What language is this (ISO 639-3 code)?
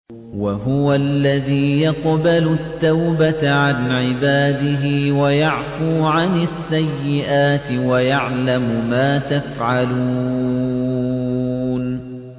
ara